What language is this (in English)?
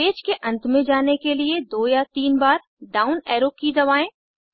Hindi